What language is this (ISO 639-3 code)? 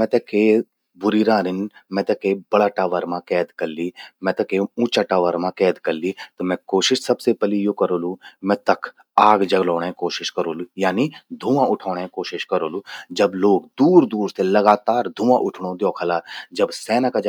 gbm